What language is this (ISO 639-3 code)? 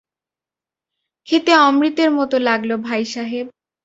ben